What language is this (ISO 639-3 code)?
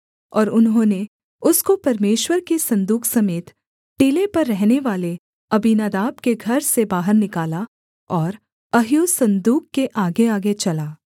hin